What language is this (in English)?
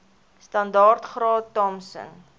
Afrikaans